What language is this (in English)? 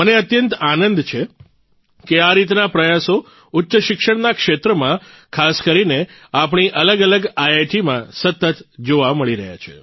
Gujarati